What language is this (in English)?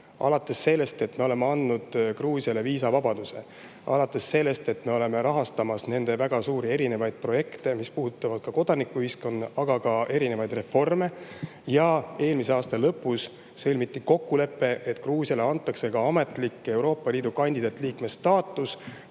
Estonian